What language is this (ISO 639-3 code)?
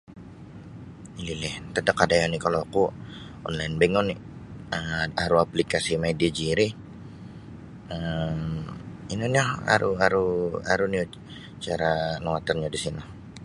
bsy